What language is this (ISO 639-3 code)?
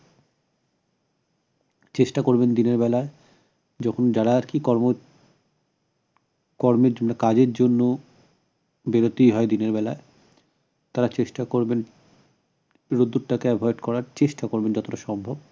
ben